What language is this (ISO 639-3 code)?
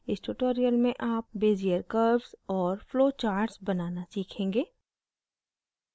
hin